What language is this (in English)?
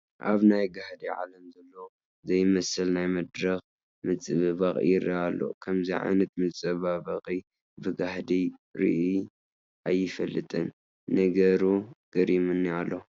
Tigrinya